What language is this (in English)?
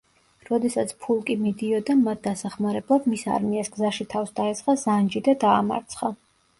Georgian